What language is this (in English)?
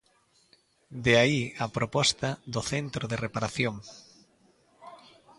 Galician